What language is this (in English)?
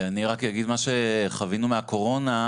Hebrew